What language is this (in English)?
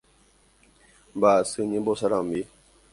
Guarani